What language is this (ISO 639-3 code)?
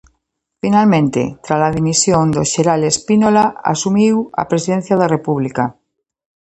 glg